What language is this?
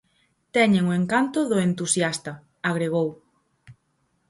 Galician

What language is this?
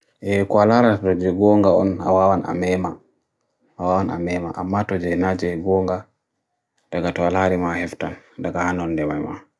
Bagirmi Fulfulde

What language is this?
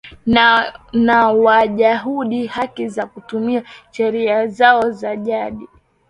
Swahili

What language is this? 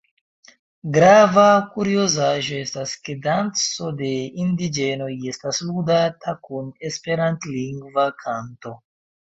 Esperanto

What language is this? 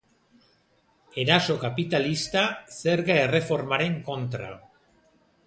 Basque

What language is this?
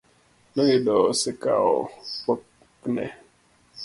Luo (Kenya and Tanzania)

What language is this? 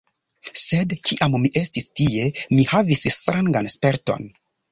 Esperanto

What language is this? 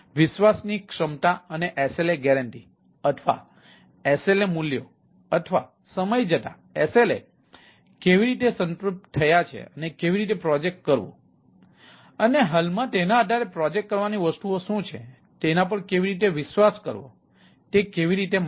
Gujarati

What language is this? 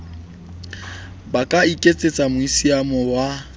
Southern Sotho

